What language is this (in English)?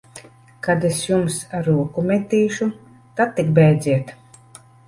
Latvian